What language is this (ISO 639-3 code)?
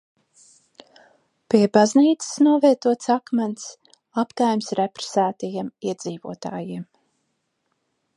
lav